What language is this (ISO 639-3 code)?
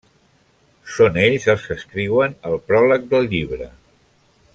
cat